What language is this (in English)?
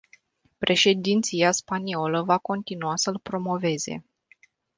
Romanian